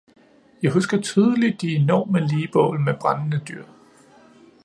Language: Danish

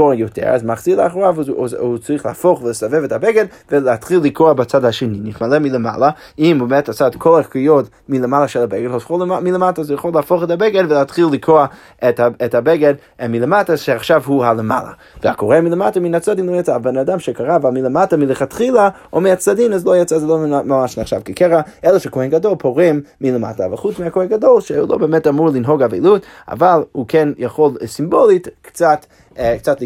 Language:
Hebrew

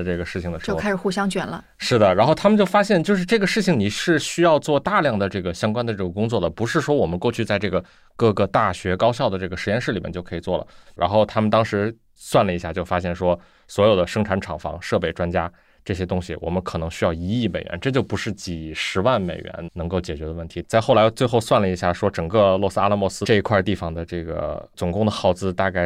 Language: Chinese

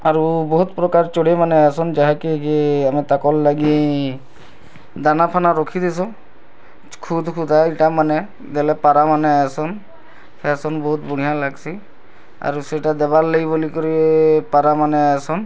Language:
Odia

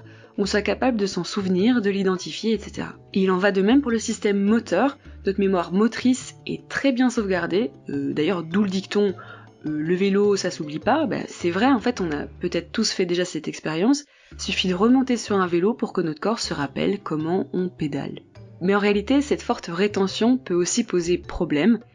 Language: French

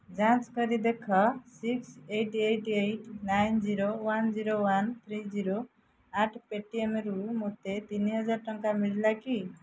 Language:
Odia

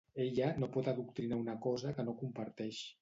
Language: Catalan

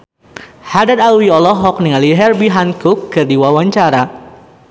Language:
Sundanese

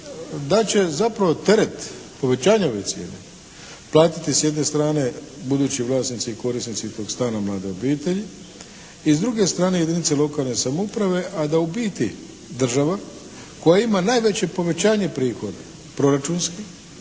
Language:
Croatian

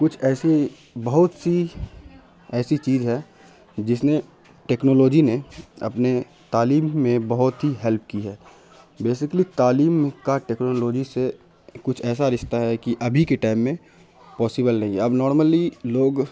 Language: Urdu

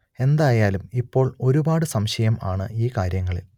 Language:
Malayalam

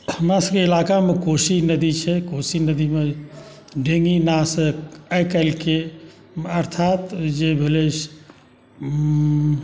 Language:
Maithili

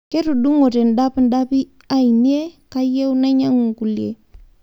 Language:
Masai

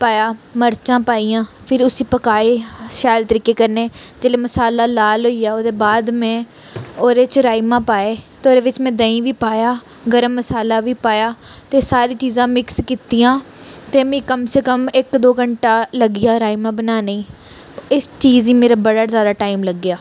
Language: Dogri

